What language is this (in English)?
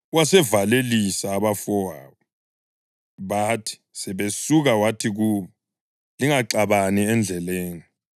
North Ndebele